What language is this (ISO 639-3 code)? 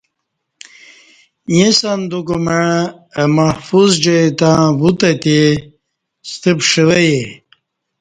bsh